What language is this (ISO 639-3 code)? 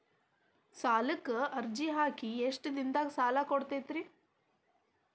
kan